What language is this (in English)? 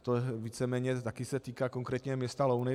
Czech